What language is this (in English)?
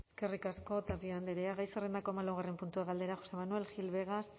Basque